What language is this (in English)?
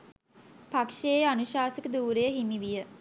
Sinhala